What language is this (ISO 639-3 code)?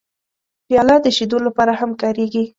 pus